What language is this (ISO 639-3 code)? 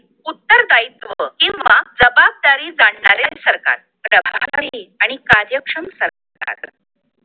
mar